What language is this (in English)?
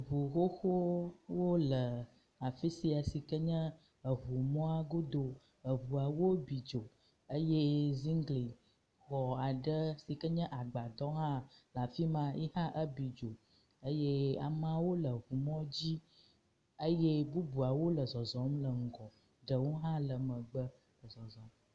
Ewe